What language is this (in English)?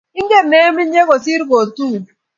Kalenjin